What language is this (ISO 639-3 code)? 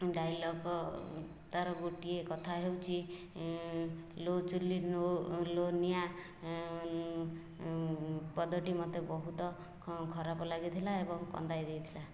ori